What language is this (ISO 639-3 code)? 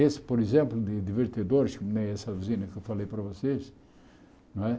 por